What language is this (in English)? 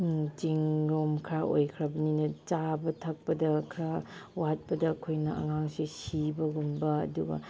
Manipuri